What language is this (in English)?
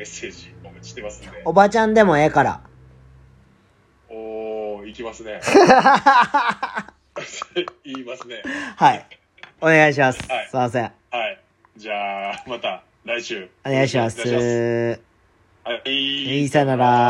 Japanese